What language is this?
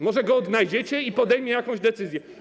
Polish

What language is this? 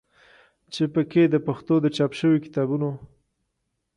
Pashto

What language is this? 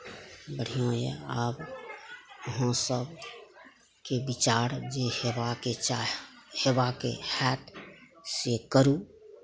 Maithili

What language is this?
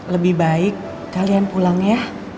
Indonesian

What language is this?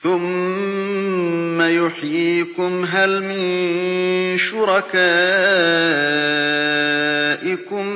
Arabic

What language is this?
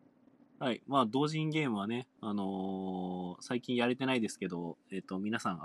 Japanese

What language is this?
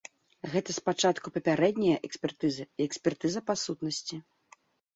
Belarusian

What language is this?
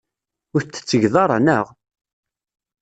Kabyle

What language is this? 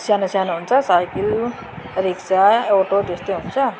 Nepali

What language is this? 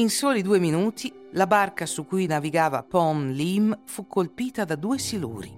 Italian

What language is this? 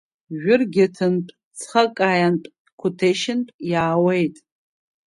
Abkhazian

